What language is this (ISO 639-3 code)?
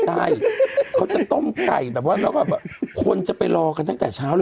tha